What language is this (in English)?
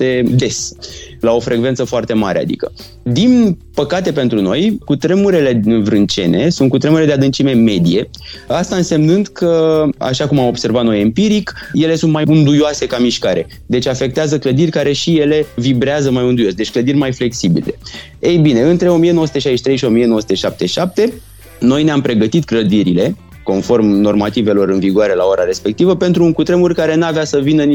Romanian